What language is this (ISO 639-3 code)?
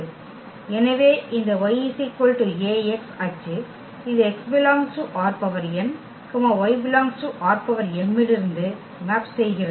tam